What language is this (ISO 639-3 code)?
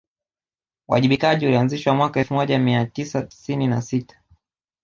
swa